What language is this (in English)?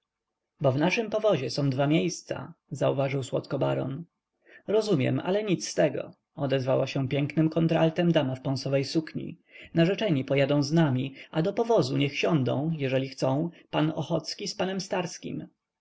Polish